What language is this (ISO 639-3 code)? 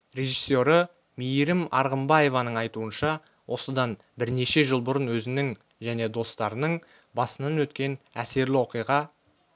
kaz